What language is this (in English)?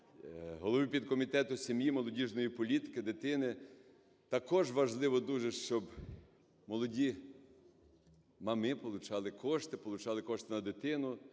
Ukrainian